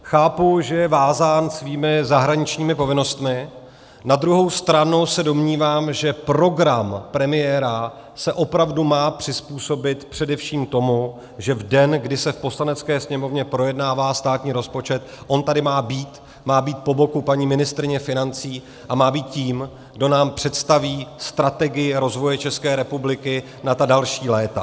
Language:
Czech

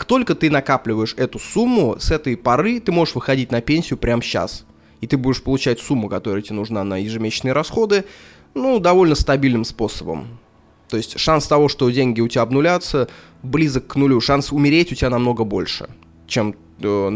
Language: Russian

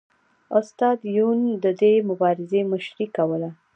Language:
Pashto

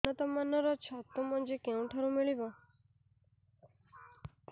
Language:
Odia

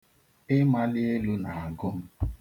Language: Igbo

